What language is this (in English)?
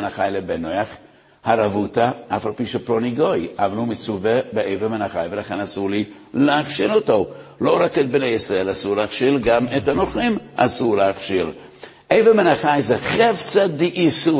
Hebrew